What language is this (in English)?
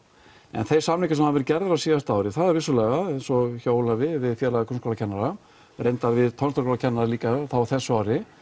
Icelandic